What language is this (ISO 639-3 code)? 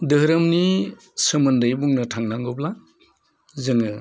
brx